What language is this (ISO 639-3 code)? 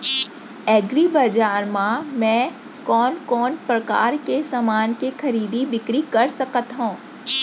hne